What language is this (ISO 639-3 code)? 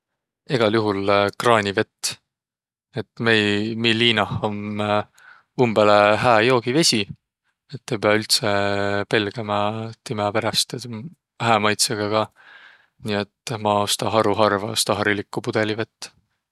vro